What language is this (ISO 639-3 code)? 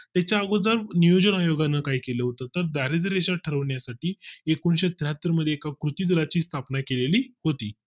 mar